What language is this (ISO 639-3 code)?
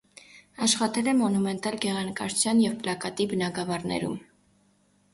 hye